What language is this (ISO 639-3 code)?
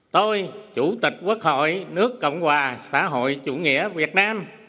vie